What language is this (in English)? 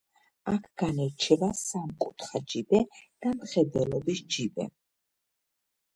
Georgian